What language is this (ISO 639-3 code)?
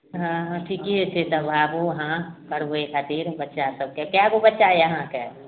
mai